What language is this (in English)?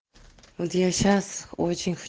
Russian